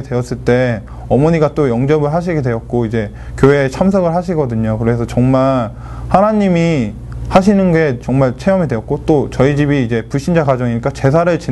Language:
Korean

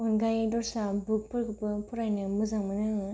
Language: Bodo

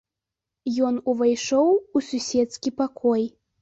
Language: Belarusian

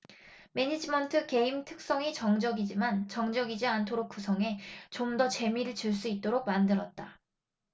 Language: Korean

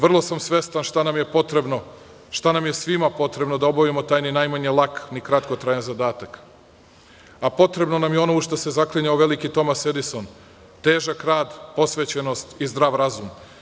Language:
Serbian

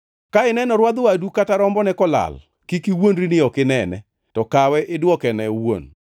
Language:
Luo (Kenya and Tanzania)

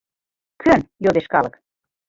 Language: Mari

